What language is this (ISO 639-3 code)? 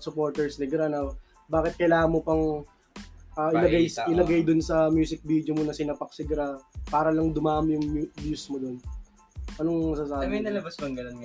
fil